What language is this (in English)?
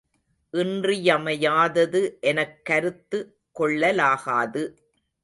Tamil